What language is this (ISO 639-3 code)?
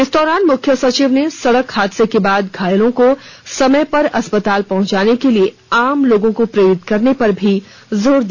hin